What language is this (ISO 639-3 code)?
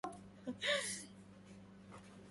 ara